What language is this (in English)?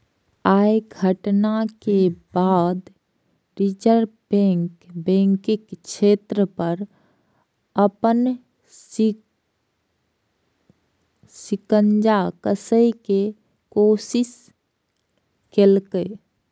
Maithili